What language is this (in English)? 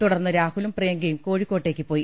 Malayalam